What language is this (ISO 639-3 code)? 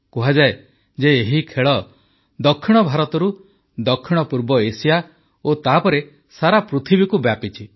ori